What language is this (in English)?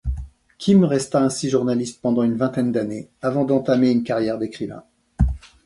French